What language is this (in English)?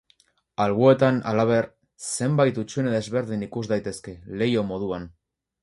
Basque